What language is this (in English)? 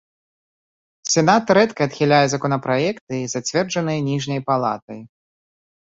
Belarusian